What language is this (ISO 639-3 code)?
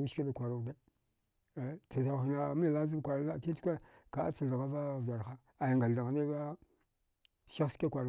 dgh